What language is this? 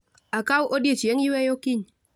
Luo (Kenya and Tanzania)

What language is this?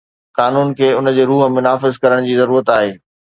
Sindhi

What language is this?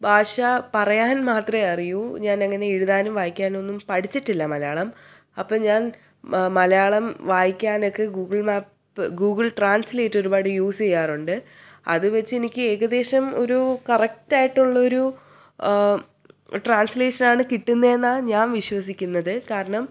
Malayalam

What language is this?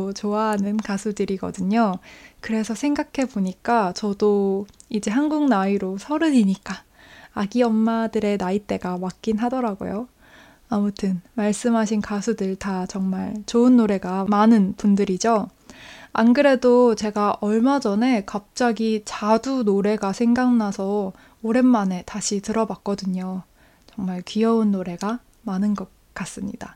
Korean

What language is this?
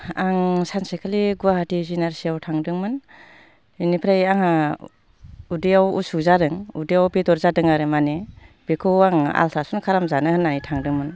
Bodo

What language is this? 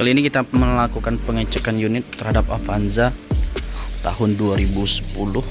Indonesian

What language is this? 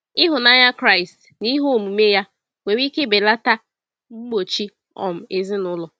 Igbo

